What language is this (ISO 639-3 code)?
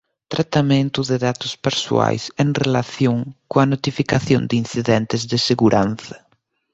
glg